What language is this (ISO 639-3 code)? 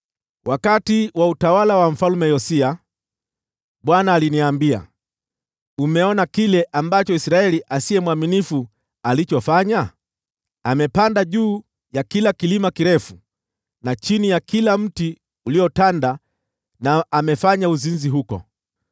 swa